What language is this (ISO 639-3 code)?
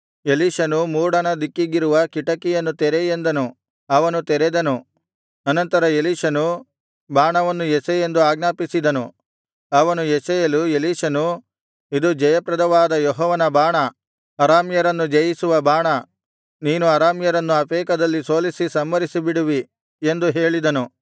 kan